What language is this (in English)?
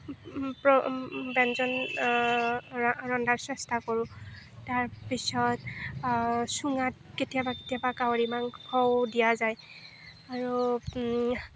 Assamese